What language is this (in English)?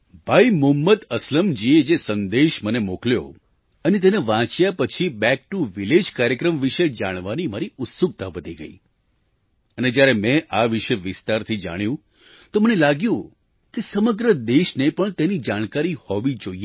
Gujarati